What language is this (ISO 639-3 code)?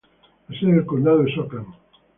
spa